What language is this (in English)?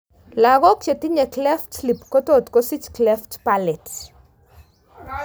Kalenjin